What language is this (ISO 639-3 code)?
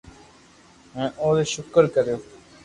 lrk